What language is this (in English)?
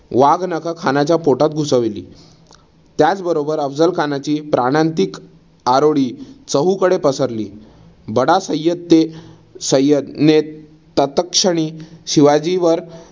Marathi